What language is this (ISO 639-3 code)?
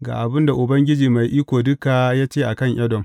hau